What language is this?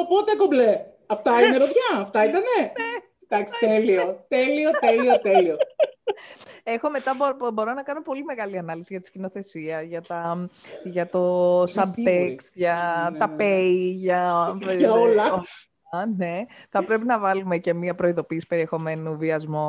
Greek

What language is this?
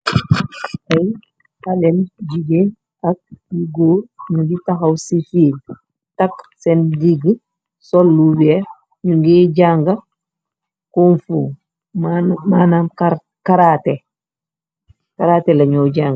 Wolof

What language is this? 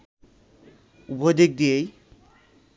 Bangla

